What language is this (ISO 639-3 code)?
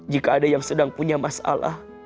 ind